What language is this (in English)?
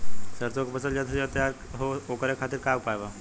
Bhojpuri